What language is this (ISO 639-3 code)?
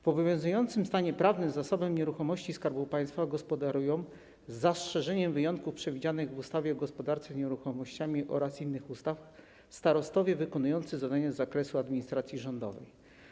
pol